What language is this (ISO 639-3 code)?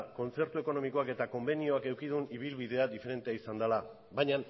eus